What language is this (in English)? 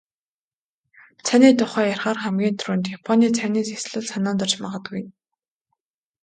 Mongolian